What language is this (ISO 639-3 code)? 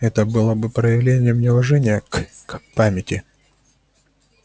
rus